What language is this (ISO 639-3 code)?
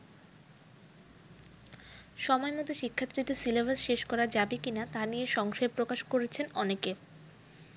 ben